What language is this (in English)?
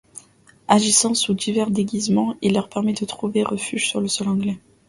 French